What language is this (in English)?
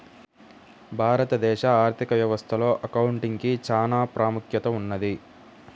Telugu